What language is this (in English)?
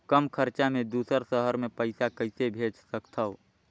Chhattisgarhi